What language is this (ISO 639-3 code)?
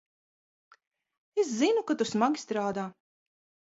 lav